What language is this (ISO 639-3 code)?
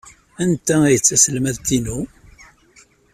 kab